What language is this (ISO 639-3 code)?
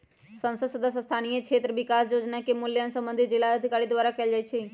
mag